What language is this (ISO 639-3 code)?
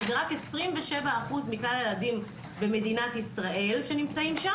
heb